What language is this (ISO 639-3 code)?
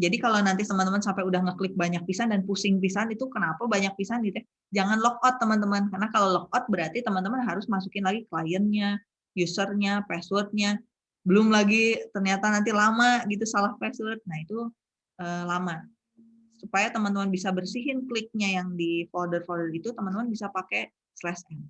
ind